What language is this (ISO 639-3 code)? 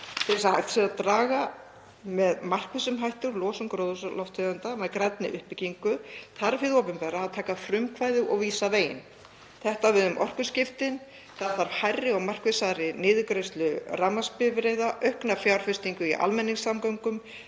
isl